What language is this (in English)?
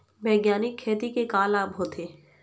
Chhattisgarhi